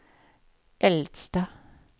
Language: Swedish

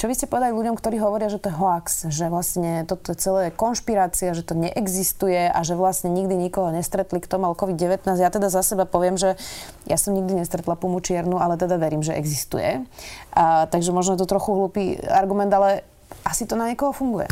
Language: Slovak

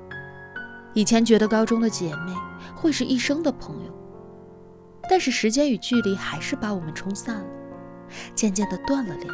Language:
Chinese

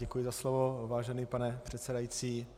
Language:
Czech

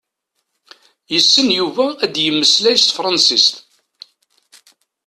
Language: Kabyle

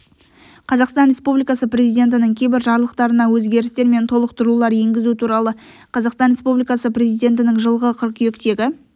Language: Kazakh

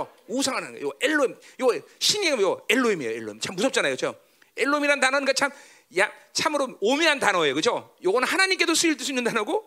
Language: Korean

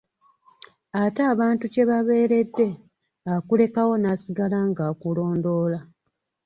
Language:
Ganda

